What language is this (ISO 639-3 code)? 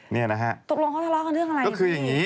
tha